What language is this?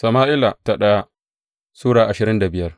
Hausa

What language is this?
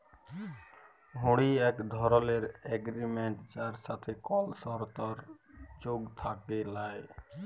Bangla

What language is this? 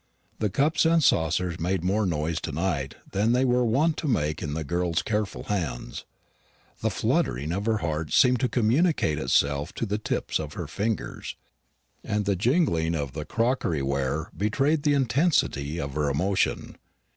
English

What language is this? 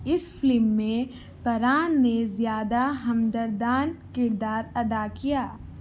Urdu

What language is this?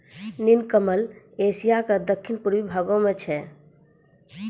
Maithili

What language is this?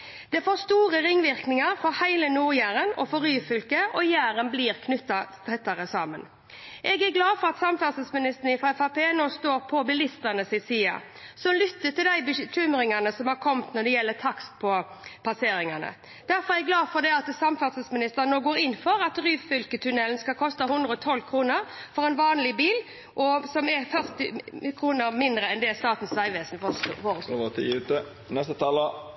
Norwegian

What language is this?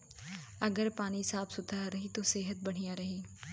Bhojpuri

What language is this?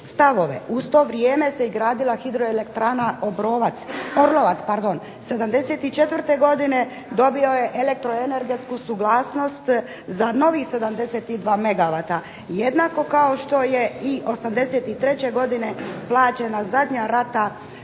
Croatian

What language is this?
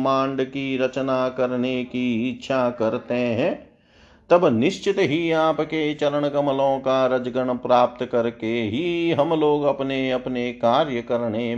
Hindi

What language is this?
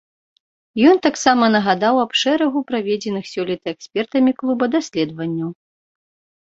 Belarusian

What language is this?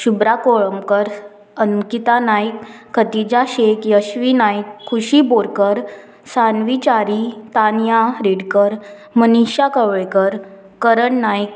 Konkani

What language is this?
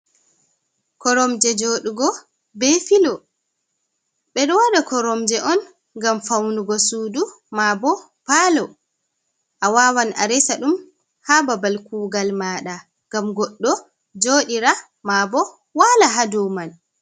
Fula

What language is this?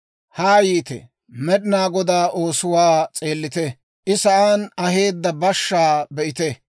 Dawro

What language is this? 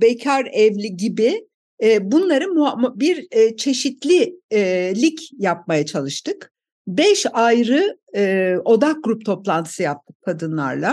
Turkish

